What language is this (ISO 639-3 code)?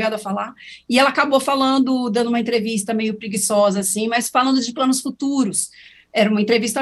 por